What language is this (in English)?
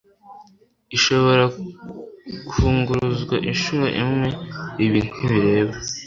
Kinyarwanda